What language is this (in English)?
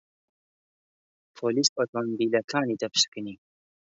Central Kurdish